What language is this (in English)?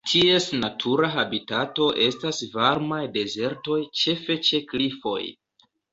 Esperanto